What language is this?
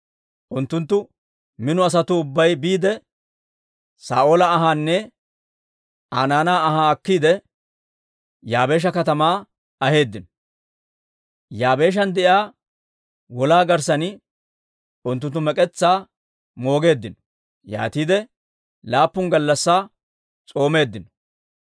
Dawro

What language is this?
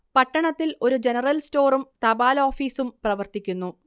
Malayalam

